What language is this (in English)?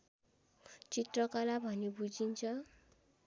Nepali